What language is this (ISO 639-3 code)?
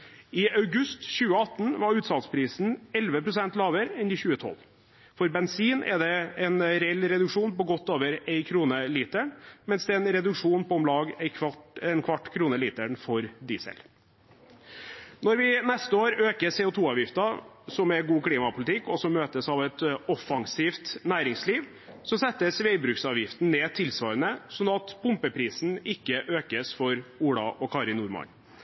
nob